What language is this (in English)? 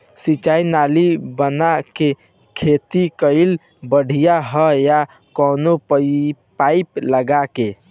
Bhojpuri